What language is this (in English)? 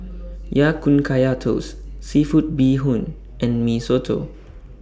English